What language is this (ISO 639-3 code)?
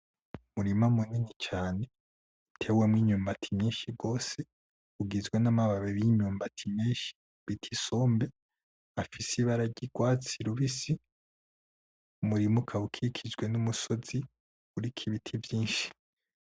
run